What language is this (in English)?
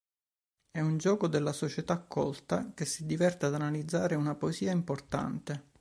Italian